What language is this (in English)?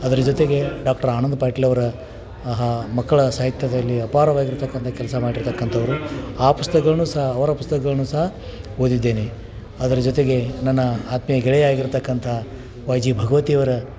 Kannada